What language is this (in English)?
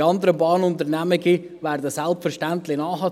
Swiss German